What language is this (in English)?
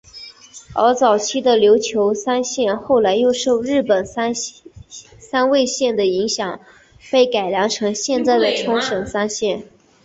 Chinese